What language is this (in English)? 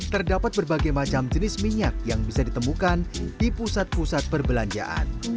Indonesian